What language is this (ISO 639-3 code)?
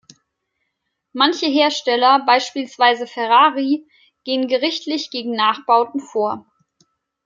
deu